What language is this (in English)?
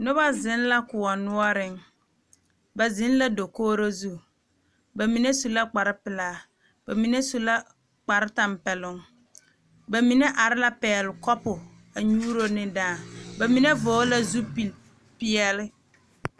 Southern Dagaare